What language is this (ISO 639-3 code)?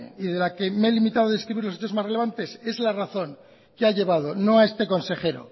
spa